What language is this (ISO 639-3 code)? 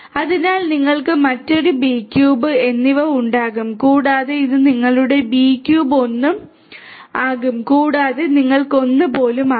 mal